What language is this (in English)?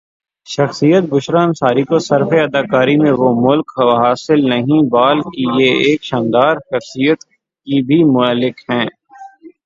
Urdu